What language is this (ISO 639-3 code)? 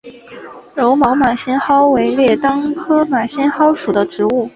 zho